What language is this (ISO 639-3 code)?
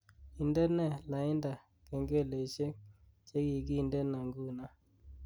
kln